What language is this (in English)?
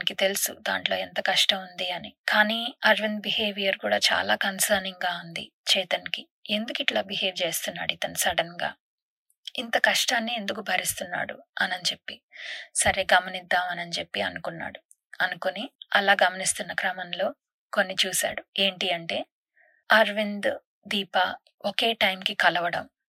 Telugu